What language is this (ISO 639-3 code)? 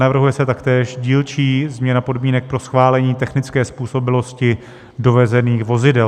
ces